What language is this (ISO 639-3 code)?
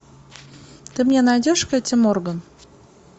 rus